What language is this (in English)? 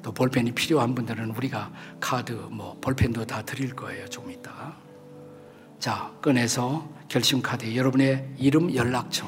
Korean